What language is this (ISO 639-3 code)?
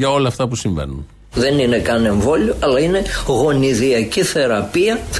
ell